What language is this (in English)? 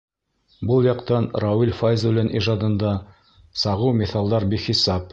Bashkir